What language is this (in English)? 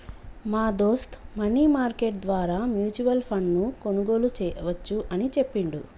Telugu